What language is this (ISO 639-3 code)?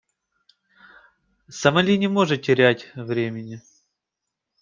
rus